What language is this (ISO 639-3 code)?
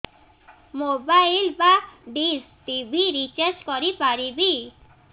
ori